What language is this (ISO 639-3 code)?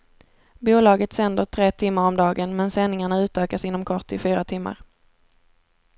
swe